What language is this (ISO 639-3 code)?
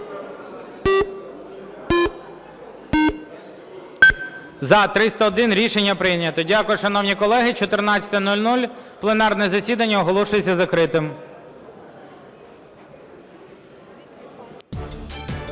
ukr